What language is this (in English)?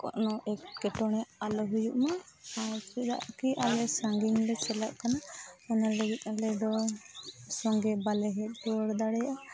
Santali